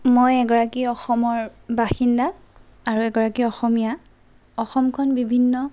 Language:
Assamese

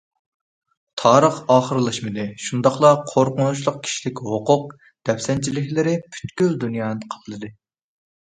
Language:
Uyghur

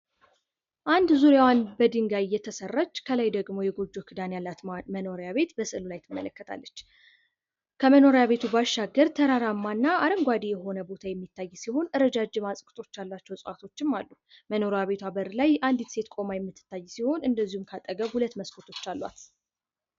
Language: Amharic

